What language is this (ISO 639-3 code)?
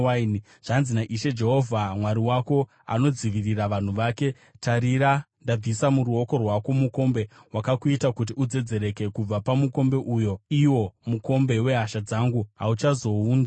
sna